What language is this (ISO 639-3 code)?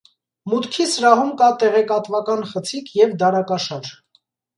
hye